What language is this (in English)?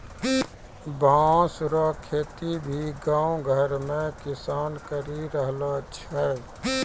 Maithili